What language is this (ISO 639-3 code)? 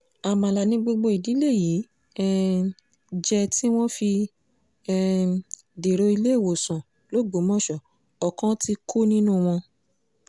yor